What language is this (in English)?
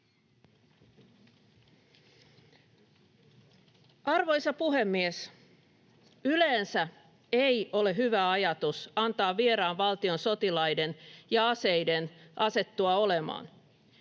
Finnish